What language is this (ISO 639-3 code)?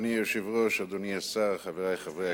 heb